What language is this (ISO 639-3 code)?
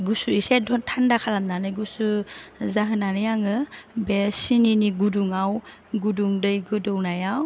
brx